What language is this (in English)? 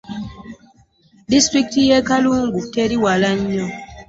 Ganda